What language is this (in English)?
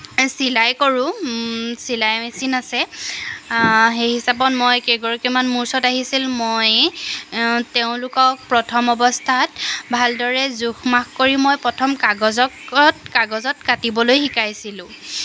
Assamese